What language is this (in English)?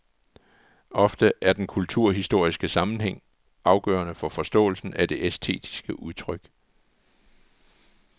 Danish